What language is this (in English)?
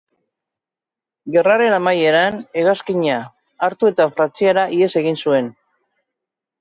Basque